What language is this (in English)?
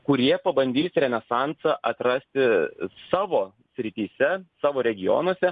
Lithuanian